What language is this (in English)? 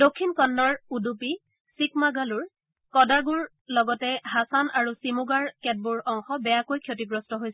Assamese